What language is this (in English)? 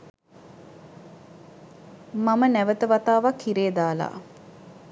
Sinhala